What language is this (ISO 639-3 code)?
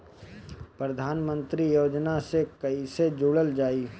bho